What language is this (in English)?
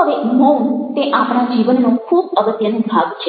Gujarati